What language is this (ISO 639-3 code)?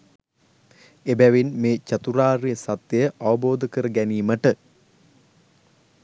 sin